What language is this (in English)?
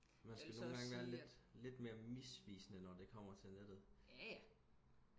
Danish